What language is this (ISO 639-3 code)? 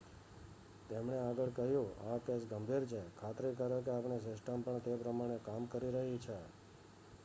guj